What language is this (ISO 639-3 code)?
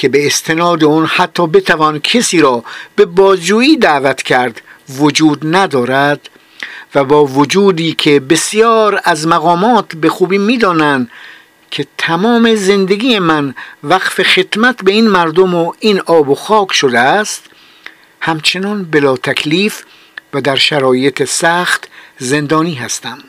fas